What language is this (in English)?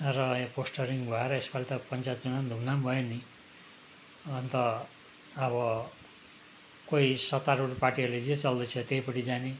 Nepali